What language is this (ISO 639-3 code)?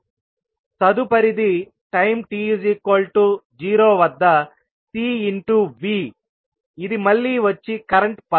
tel